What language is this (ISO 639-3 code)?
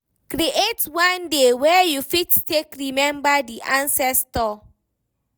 pcm